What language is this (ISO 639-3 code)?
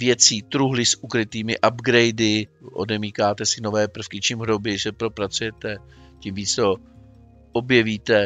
ces